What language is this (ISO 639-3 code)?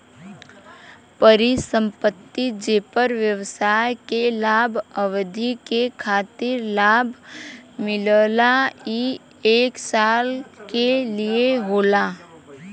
bho